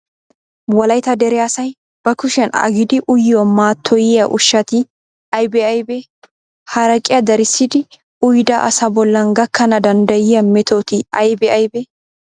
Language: Wolaytta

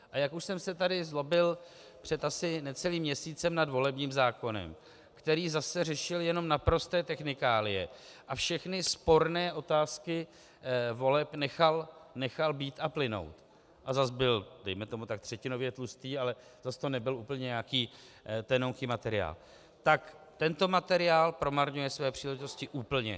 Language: Czech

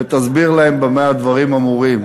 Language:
Hebrew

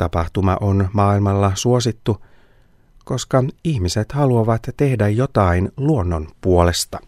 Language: Finnish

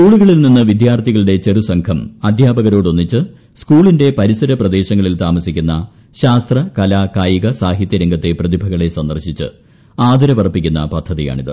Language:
Malayalam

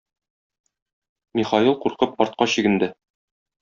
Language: Tatar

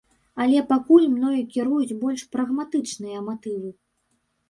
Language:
Belarusian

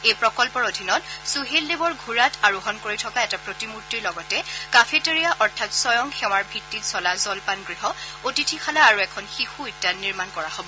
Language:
Assamese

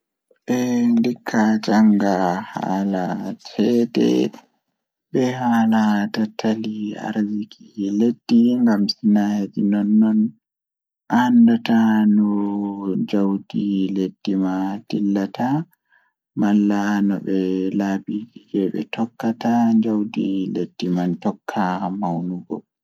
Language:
Fula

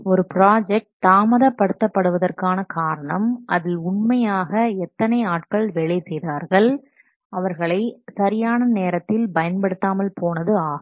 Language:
Tamil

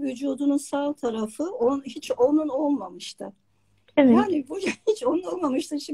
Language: Turkish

